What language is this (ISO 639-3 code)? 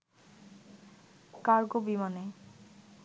ben